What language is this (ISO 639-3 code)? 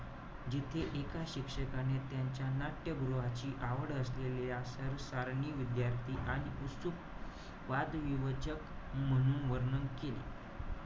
mar